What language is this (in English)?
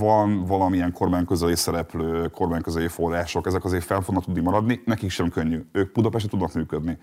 Hungarian